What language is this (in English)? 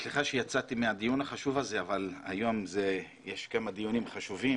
Hebrew